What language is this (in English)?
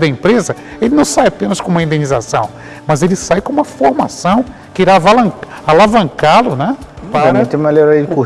Portuguese